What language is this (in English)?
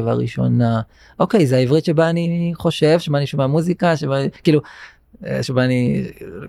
Hebrew